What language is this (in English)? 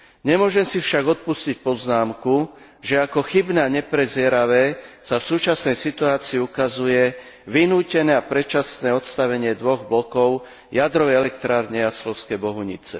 Slovak